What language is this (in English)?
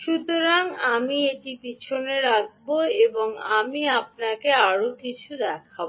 Bangla